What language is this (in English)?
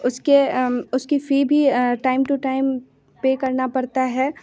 Hindi